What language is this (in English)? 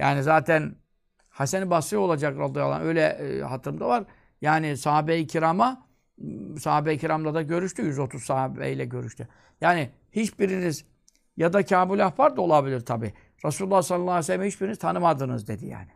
Turkish